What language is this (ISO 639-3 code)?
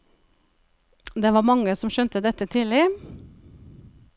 nor